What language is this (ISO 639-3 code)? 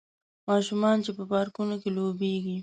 pus